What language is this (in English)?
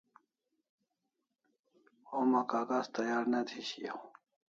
Kalasha